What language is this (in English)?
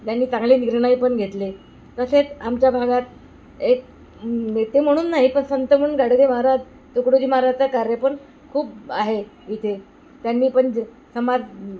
Marathi